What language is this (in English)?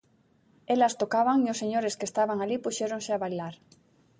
Galician